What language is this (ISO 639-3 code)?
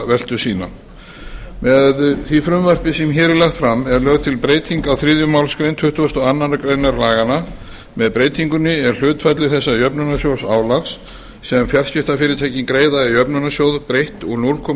isl